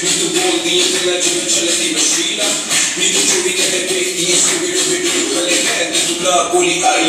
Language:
Arabic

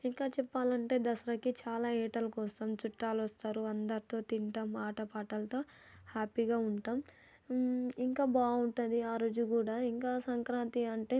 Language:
Telugu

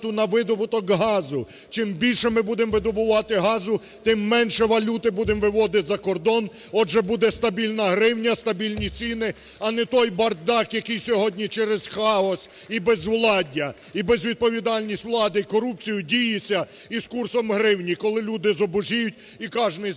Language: Ukrainian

